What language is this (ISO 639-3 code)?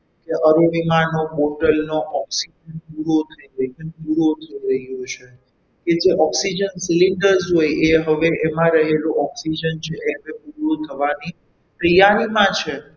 guj